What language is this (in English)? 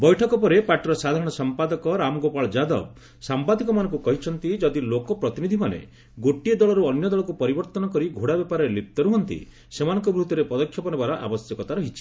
Odia